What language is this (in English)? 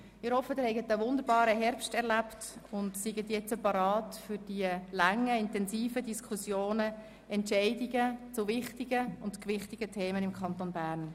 Swiss German